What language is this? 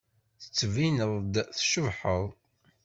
Kabyle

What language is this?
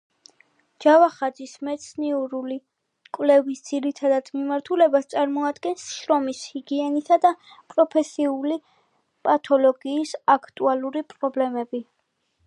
Georgian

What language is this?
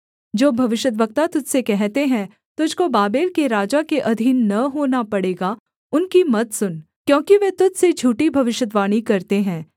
Hindi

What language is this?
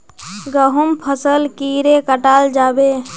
Magahi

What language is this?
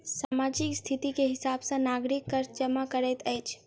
Maithili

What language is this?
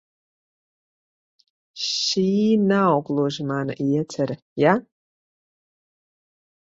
Latvian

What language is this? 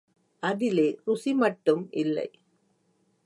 Tamil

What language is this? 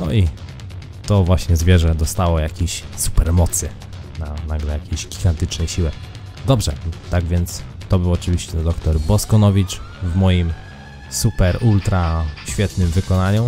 Polish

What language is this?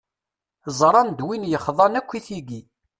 Kabyle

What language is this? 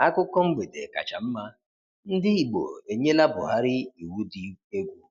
Igbo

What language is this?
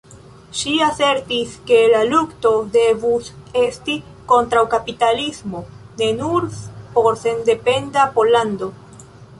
Esperanto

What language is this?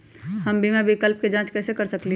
Magahi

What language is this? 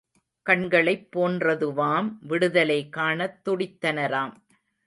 Tamil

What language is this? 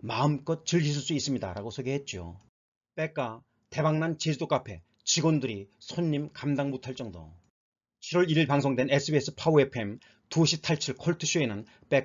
Korean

